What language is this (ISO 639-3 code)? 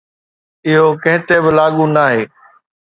snd